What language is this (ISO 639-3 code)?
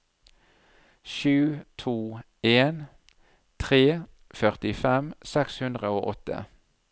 nor